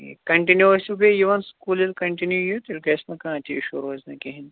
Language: Kashmiri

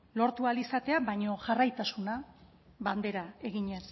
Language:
Basque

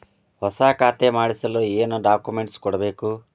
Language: Kannada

